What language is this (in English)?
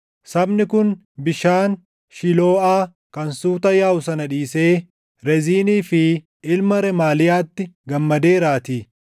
Oromo